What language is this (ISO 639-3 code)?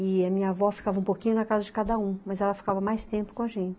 por